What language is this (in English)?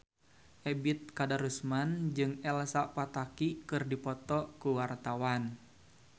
Sundanese